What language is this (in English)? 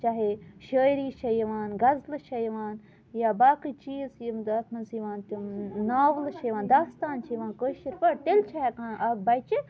Kashmiri